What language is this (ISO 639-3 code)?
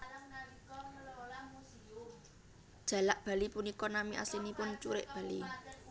jav